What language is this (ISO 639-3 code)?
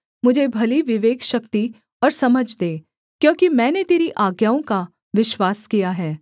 hin